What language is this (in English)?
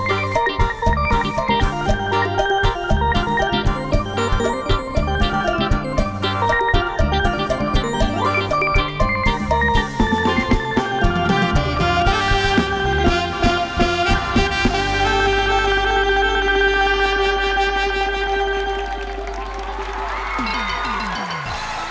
Thai